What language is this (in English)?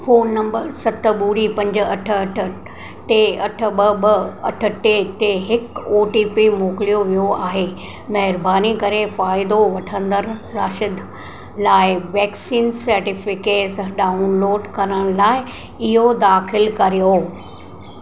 Sindhi